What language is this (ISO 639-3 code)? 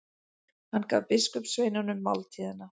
isl